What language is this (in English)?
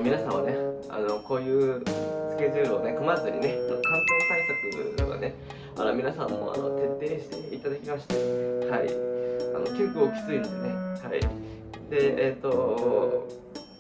Japanese